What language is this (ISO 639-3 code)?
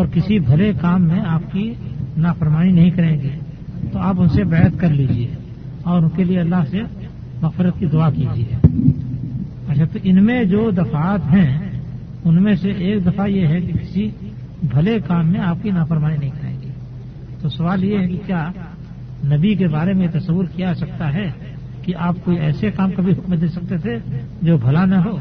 urd